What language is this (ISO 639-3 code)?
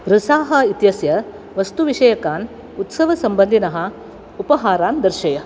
san